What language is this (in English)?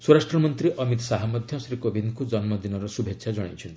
Odia